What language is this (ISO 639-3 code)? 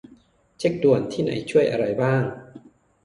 tha